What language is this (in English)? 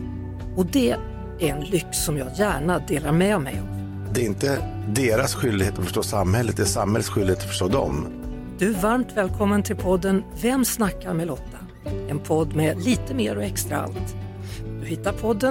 Swedish